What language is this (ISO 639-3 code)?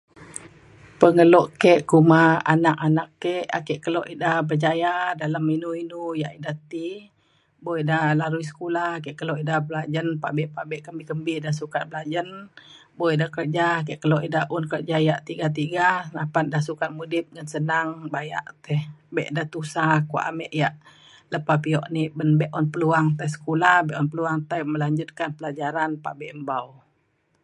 xkl